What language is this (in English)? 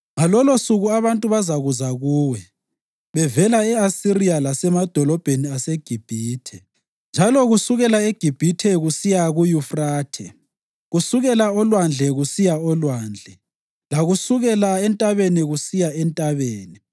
North Ndebele